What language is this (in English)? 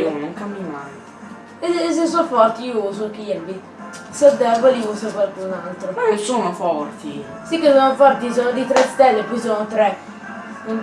Italian